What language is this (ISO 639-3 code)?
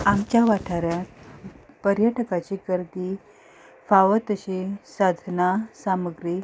kok